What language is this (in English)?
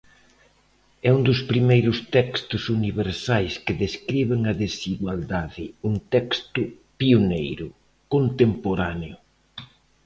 Galician